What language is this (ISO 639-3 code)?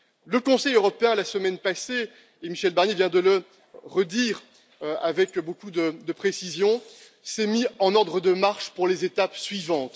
fra